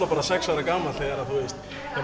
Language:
Icelandic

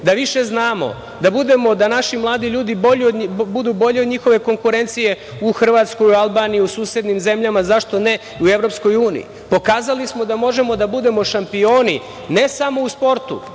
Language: Serbian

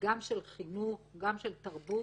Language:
Hebrew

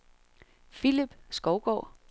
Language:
Danish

